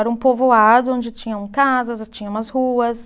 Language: Portuguese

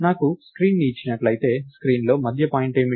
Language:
Telugu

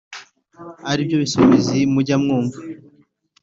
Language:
Kinyarwanda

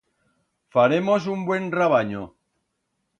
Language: Aragonese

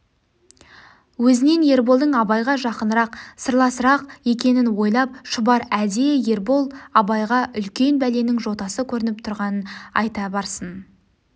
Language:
Kazakh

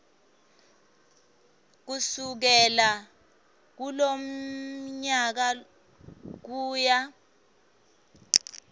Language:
Swati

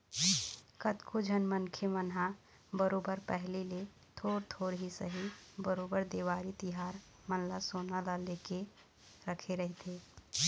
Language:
Chhattisgarhi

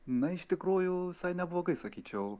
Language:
Lithuanian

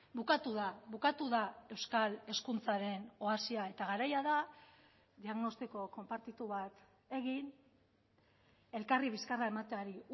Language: Basque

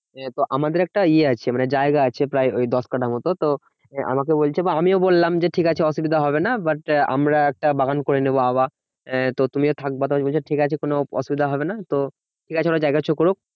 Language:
Bangla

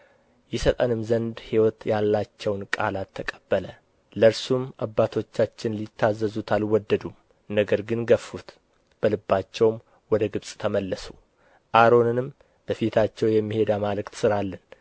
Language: Amharic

